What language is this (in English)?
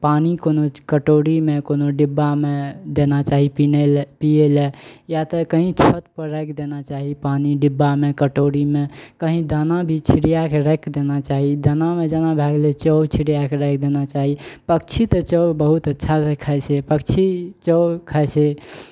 Maithili